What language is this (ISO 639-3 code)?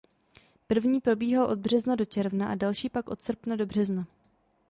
ces